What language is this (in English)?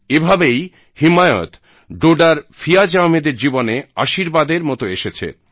Bangla